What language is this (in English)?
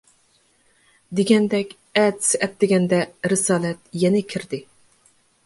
Uyghur